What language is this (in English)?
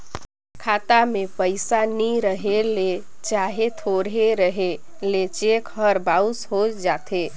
Chhattisgarhi